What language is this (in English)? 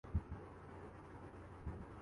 Urdu